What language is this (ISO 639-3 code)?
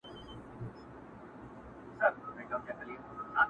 pus